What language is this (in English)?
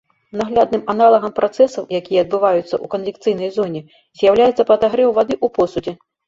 Belarusian